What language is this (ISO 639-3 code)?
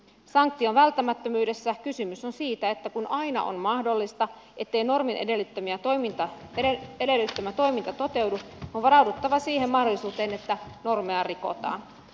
fin